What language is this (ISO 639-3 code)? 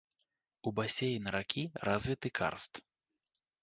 bel